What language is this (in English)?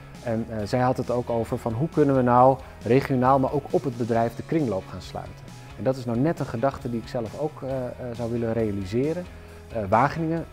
Dutch